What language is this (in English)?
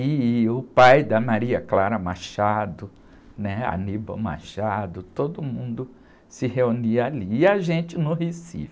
Portuguese